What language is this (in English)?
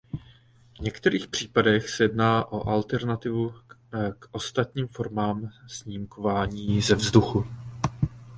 Czech